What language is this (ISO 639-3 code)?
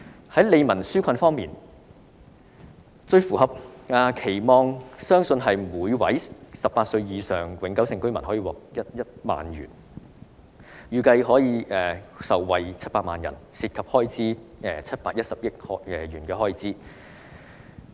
yue